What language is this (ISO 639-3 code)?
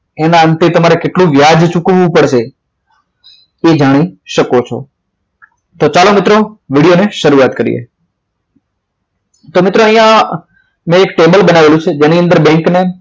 guj